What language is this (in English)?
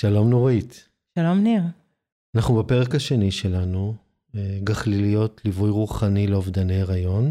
Hebrew